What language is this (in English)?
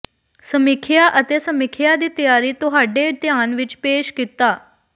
Punjabi